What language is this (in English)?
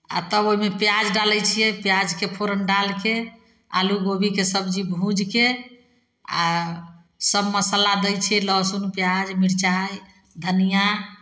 Maithili